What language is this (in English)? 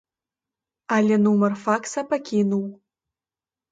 Belarusian